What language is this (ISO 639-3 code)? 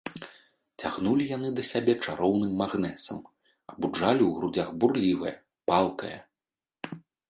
bel